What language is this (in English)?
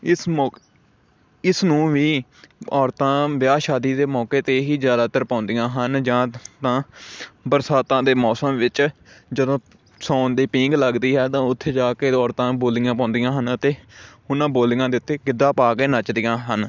Punjabi